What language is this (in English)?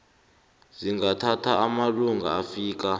South Ndebele